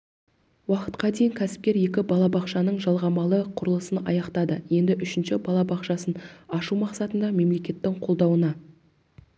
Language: Kazakh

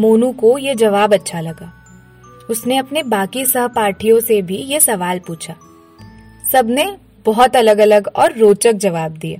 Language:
Hindi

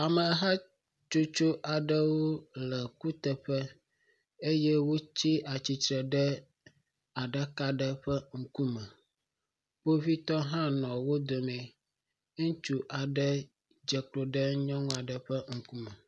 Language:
Ewe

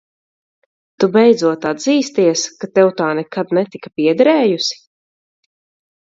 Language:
Latvian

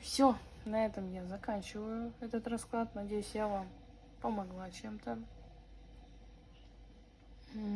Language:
Russian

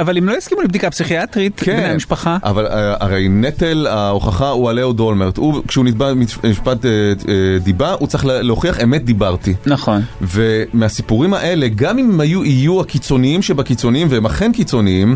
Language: Hebrew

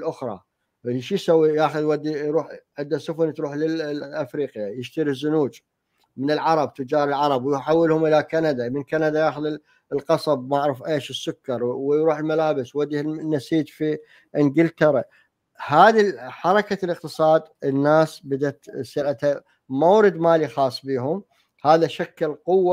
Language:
Arabic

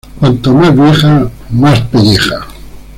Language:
Spanish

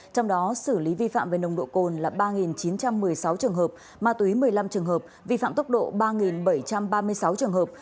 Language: Vietnamese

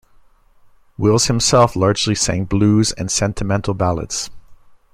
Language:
English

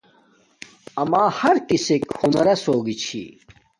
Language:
Domaaki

